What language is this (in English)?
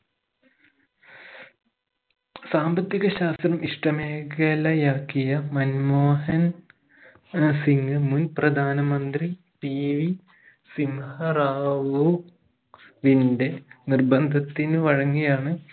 Malayalam